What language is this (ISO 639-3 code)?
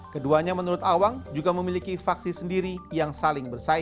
ind